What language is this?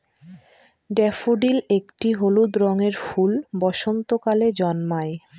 Bangla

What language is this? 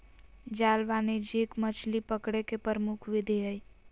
Magahi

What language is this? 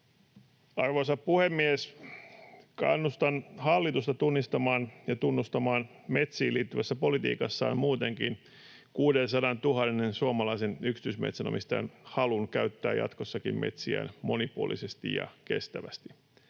Finnish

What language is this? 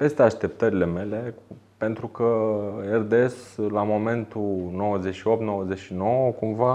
Romanian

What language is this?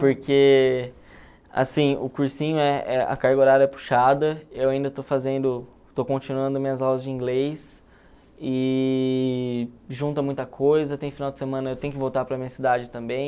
Portuguese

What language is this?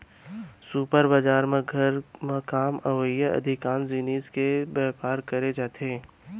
Chhattisgarhi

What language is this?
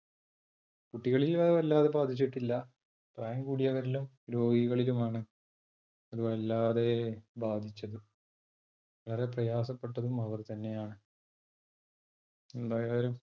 Malayalam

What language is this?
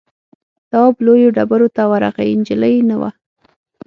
Pashto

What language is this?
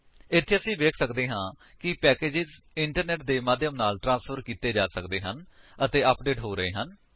Punjabi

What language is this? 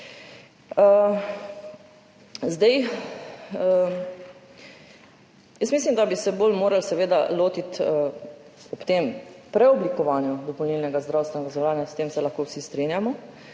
Slovenian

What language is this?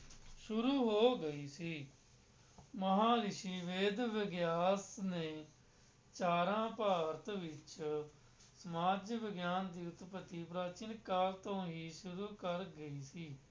Punjabi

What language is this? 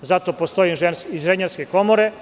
Serbian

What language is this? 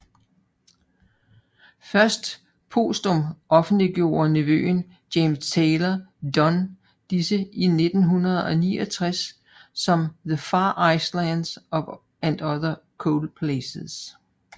Danish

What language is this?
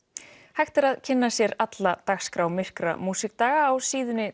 Icelandic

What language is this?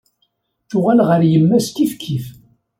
Kabyle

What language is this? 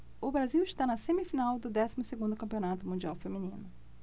Portuguese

